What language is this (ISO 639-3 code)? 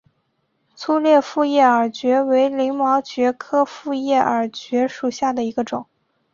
zho